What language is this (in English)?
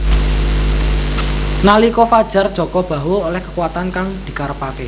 Javanese